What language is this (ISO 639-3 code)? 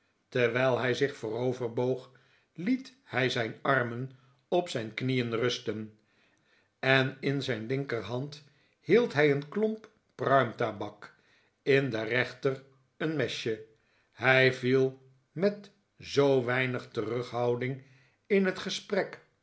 nld